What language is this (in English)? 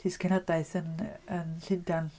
Welsh